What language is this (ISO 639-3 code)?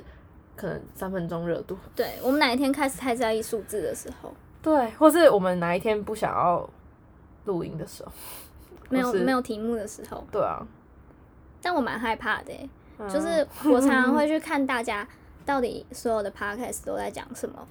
zho